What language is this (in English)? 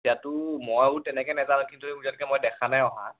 Assamese